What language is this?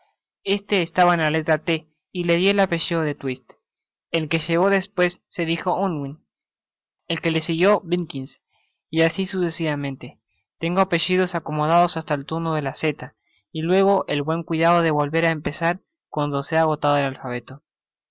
Spanish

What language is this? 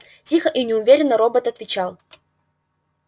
Russian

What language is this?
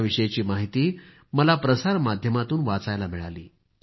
Marathi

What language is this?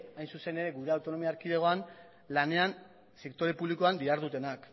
Basque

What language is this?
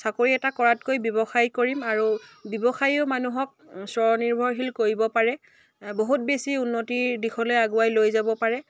Assamese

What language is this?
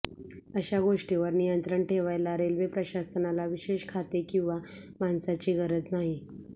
Marathi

